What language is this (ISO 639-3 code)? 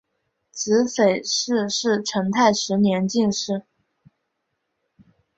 zho